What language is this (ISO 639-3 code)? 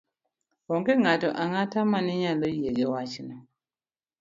luo